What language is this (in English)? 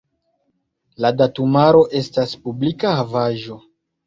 Esperanto